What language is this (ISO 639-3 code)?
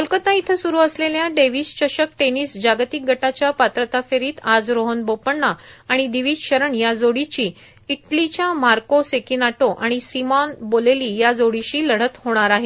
mar